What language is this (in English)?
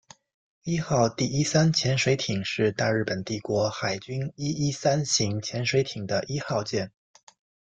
Chinese